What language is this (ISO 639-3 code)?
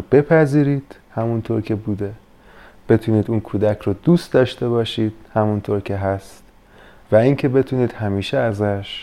fas